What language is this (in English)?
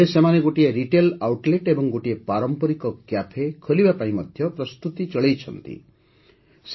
Odia